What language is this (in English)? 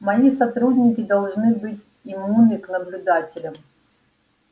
Russian